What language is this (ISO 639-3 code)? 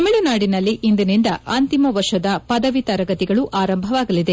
kan